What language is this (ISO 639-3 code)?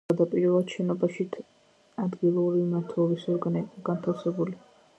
kat